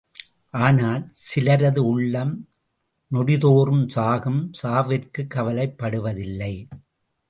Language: Tamil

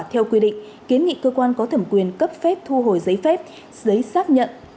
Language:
Vietnamese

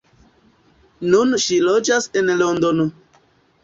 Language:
Esperanto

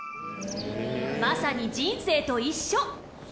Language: Japanese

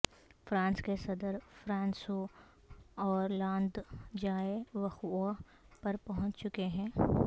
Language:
Urdu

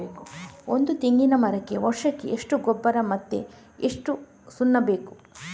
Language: Kannada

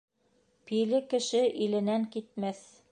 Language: Bashkir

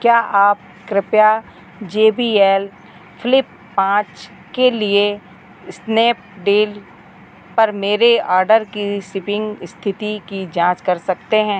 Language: Hindi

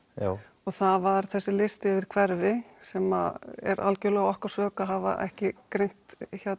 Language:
Icelandic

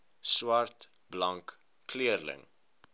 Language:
Afrikaans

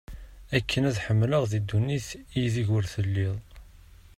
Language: Kabyle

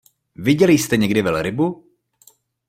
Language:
Czech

